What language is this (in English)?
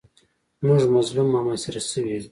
Pashto